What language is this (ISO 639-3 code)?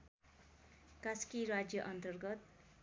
nep